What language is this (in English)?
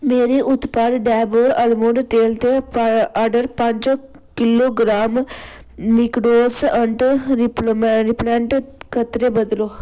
Dogri